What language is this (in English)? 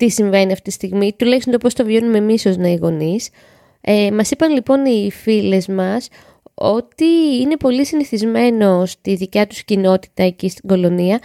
Greek